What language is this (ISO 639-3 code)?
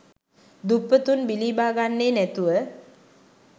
sin